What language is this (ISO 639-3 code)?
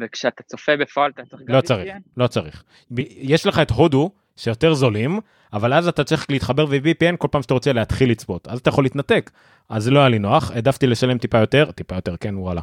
heb